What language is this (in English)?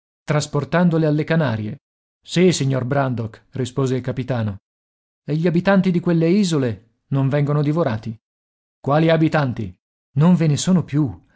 Italian